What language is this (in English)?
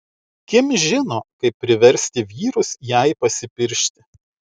Lithuanian